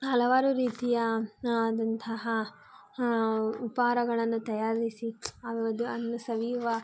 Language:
Kannada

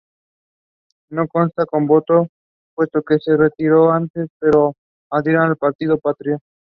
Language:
Spanish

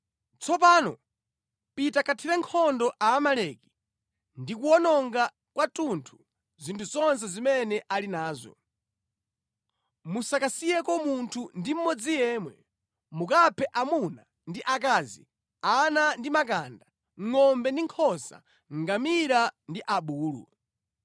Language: Nyanja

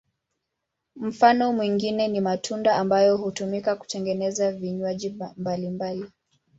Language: Swahili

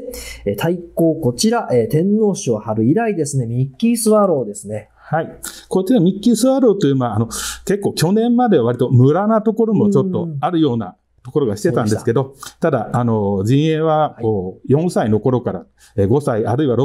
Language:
Japanese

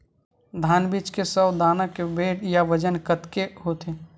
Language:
Chhattisgarhi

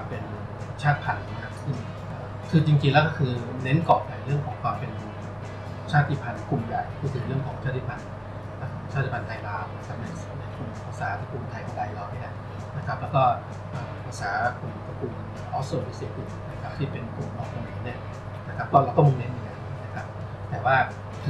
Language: Thai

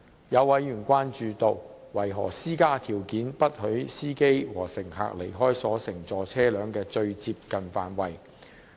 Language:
Cantonese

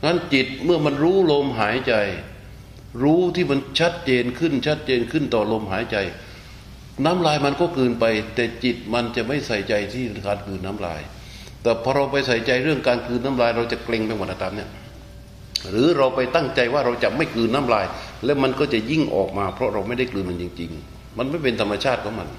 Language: Thai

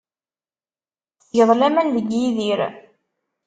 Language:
Kabyle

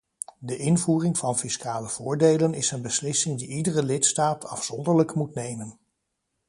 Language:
Dutch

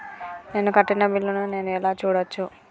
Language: Telugu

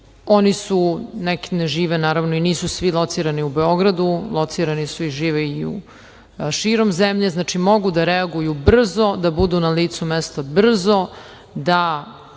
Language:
Serbian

